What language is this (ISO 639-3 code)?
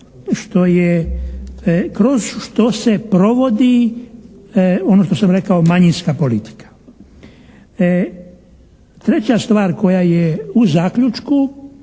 hrv